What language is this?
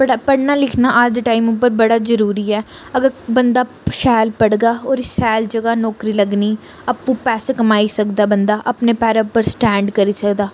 Dogri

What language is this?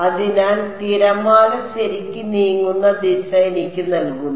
Malayalam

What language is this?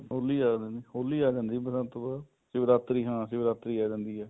Punjabi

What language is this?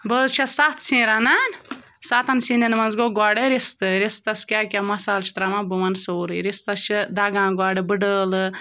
Kashmiri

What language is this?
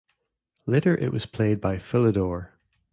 English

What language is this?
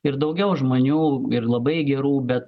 Lithuanian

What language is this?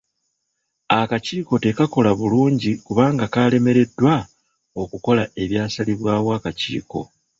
Ganda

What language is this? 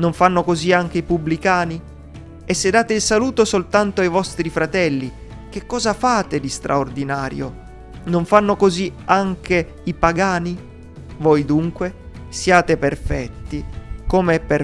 Italian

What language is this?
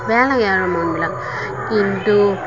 Assamese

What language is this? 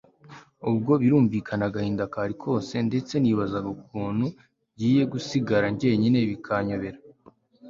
Kinyarwanda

